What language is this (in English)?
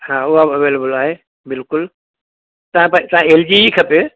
Sindhi